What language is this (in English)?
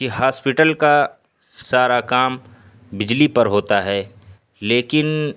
Urdu